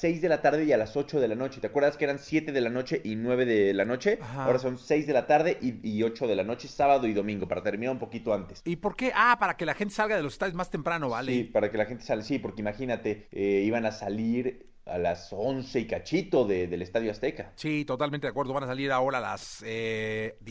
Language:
Spanish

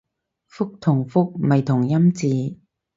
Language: Cantonese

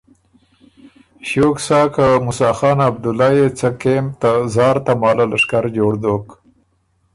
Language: Ormuri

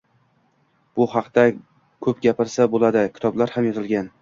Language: Uzbek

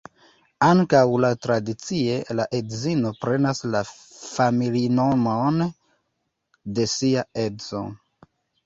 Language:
Esperanto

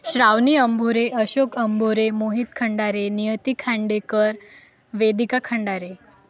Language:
Marathi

